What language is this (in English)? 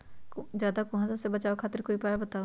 Magahi